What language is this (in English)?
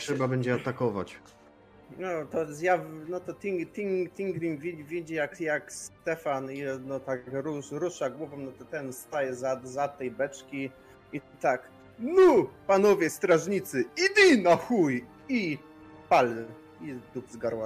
Polish